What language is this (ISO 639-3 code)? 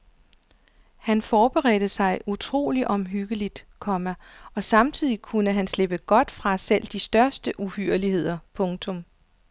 dan